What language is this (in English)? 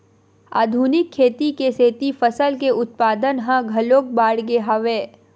Chhattisgarhi